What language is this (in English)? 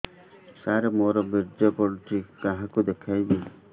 Odia